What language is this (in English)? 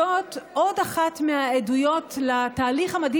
Hebrew